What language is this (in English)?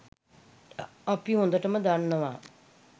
Sinhala